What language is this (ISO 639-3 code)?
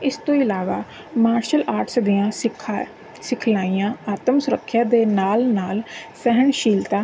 pan